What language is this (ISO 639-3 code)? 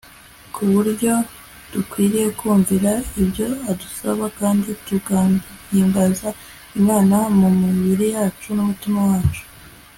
kin